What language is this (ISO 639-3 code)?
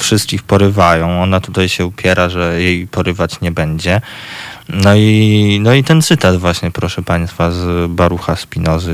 pol